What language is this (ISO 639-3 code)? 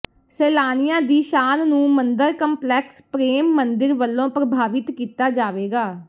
pan